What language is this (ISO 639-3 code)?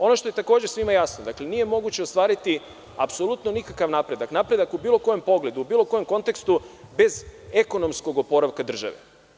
srp